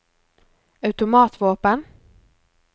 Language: Norwegian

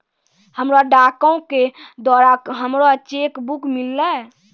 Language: Maithili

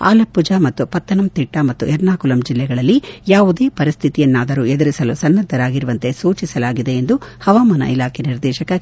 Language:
Kannada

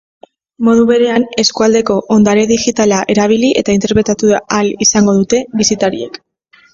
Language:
Basque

